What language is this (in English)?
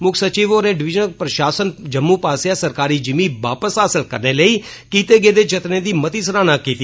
Dogri